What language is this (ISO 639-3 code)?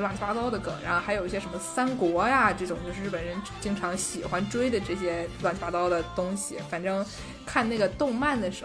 zho